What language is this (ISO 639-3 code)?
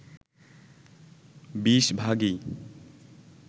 ben